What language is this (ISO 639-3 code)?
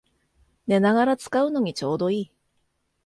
jpn